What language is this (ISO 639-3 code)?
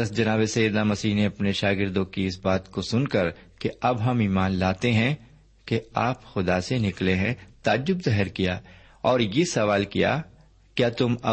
urd